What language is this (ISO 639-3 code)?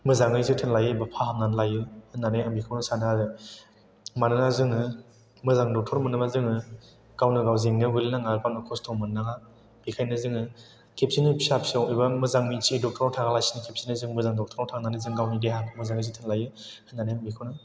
brx